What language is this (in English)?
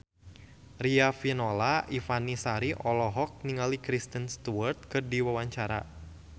Sundanese